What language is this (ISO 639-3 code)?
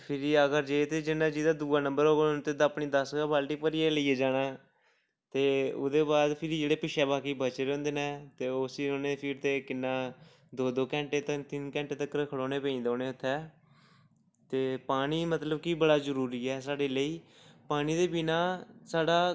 doi